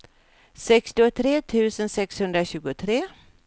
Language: Swedish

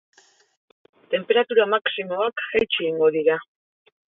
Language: Basque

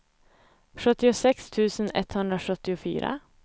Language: Swedish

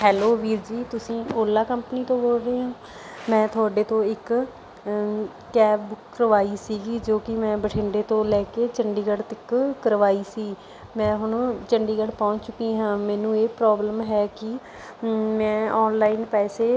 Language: Punjabi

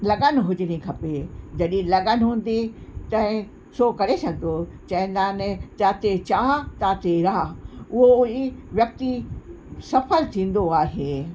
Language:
Sindhi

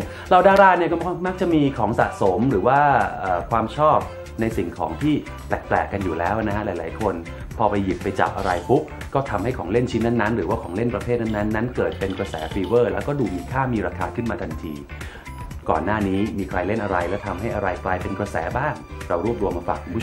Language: Thai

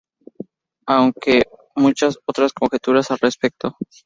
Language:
Spanish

